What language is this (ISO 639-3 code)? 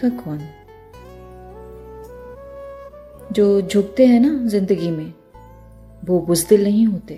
hin